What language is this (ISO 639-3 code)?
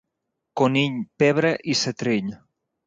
cat